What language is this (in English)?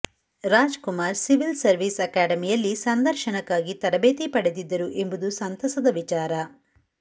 Kannada